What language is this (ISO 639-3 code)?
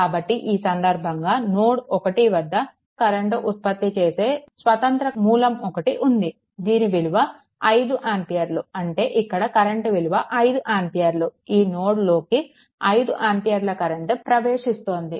tel